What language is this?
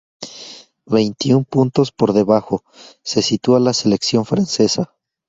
Spanish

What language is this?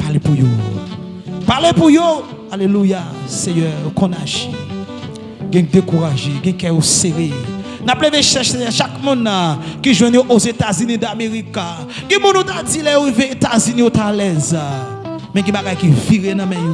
French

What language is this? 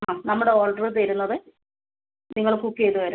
Malayalam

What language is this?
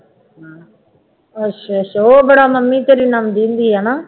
Punjabi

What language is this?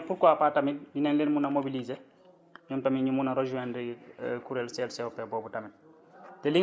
Wolof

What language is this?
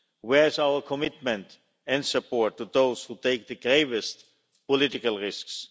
English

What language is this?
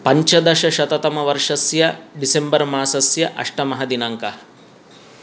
Sanskrit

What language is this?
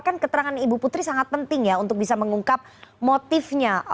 Indonesian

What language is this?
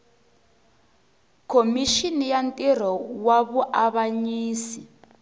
Tsonga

